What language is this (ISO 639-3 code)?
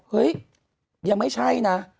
tha